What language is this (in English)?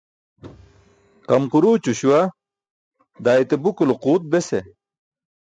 Burushaski